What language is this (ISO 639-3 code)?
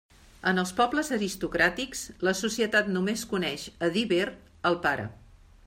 cat